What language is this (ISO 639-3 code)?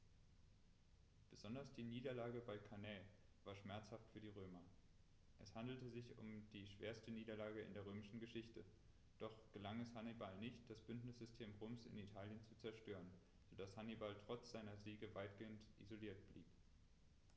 deu